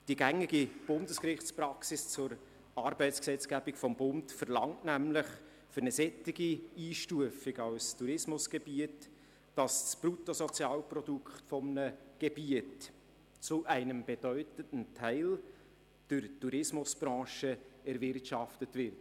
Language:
Swiss German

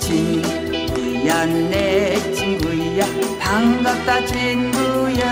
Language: Korean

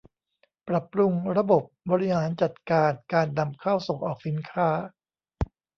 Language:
Thai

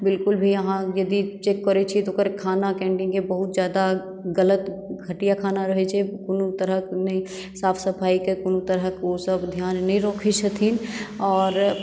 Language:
Maithili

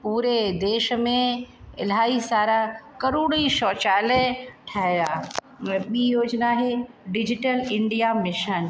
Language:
Sindhi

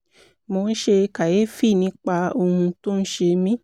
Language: Yoruba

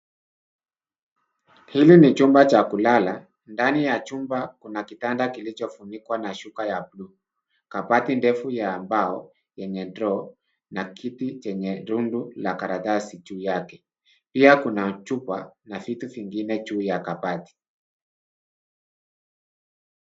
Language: Swahili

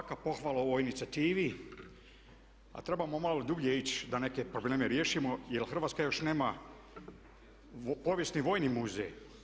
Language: Croatian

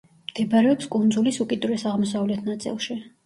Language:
Georgian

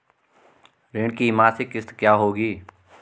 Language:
Hindi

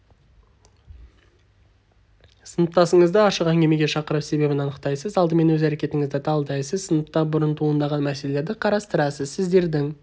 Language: Kazakh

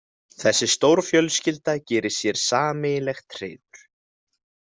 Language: Icelandic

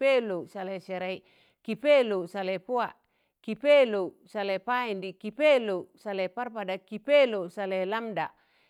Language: Tangale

